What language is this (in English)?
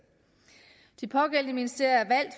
Danish